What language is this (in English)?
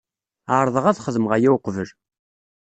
Kabyle